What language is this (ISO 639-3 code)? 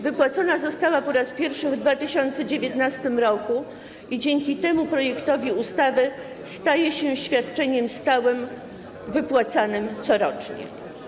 pol